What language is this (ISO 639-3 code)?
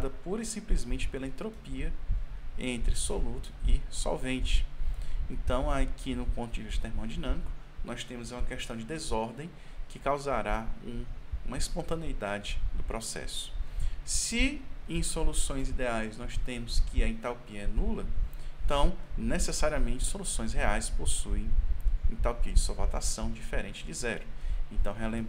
por